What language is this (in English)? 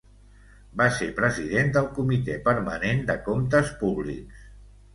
Catalan